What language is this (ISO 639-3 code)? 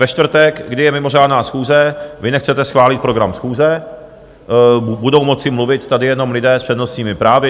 ces